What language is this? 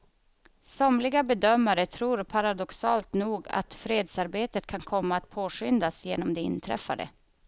Swedish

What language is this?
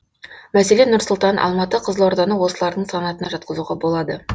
Kazakh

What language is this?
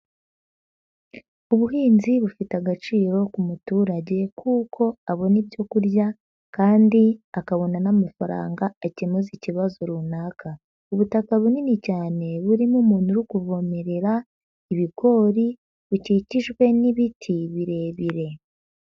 Kinyarwanda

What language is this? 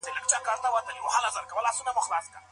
Pashto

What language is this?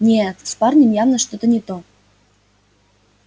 Russian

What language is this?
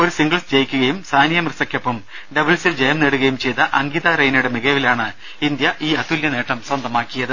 Malayalam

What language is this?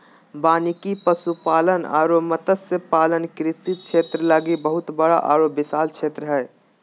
Magahi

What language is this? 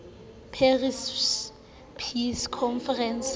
Southern Sotho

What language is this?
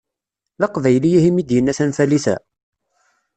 Kabyle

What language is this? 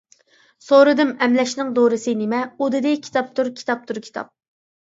Uyghur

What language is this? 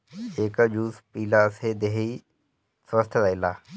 Bhojpuri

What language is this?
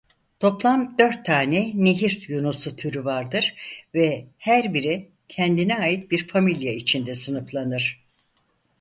Turkish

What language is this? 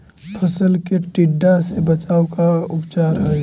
Magahi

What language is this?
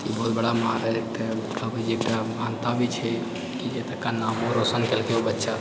Maithili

